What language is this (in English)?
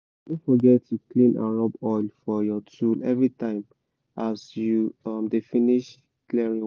Nigerian Pidgin